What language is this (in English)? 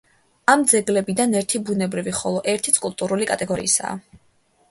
Georgian